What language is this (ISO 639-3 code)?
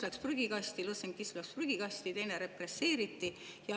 est